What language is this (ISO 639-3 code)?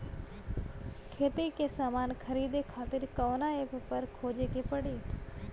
bho